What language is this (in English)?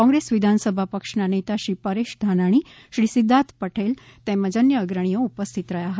Gujarati